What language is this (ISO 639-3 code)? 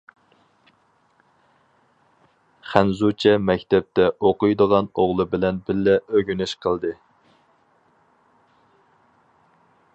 uig